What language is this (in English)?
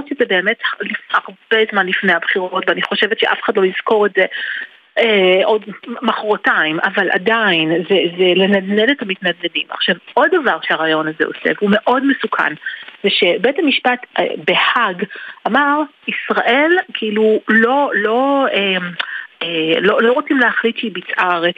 Hebrew